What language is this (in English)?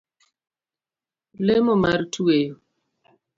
Luo (Kenya and Tanzania)